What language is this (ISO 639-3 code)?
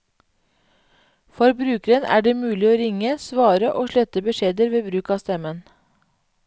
nor